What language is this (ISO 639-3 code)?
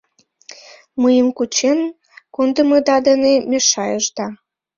chm